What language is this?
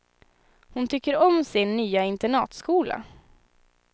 Swedish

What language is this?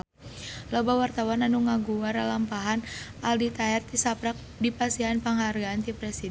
Sundanese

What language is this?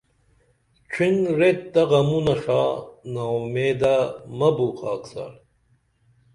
Dameli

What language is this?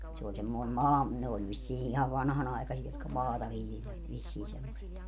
Finnish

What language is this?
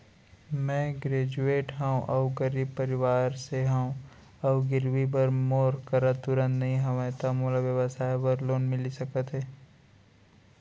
Chhattisgarhi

